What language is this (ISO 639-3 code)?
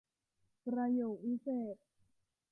tha